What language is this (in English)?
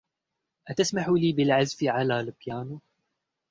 Arabic